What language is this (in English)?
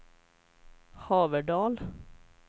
Swedish